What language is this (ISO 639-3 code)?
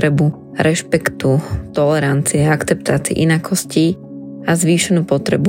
slk